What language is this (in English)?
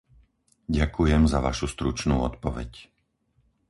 Slovak